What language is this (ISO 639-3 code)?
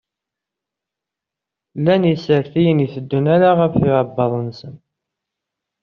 kab